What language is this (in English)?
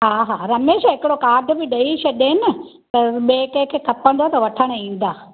Sindhi